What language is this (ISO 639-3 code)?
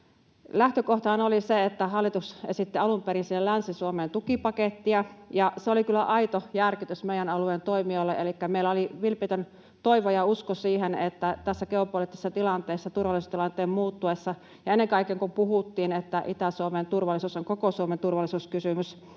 fin